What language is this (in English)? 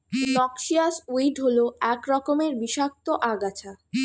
Bangla